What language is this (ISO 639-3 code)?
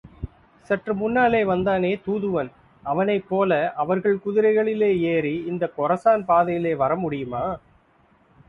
tam